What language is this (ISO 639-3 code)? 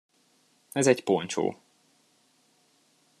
hun